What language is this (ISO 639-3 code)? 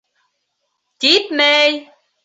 bak